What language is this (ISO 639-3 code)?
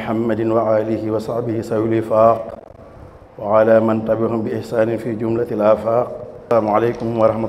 ind